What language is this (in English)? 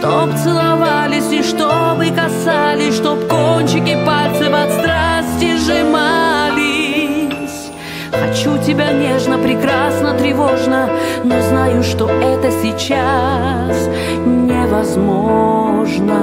Russian